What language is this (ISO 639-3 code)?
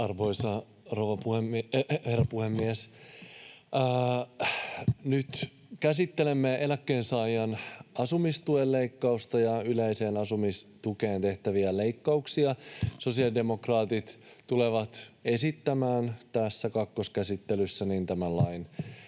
fin